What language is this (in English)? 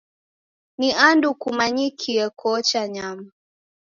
Taita